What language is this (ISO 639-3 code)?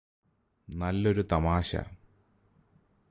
mal